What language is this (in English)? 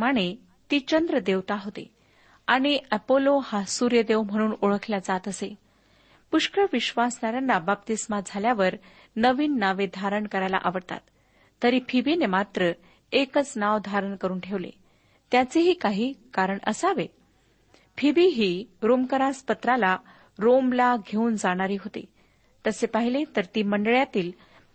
Marathi